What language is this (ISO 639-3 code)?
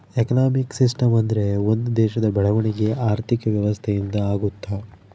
kan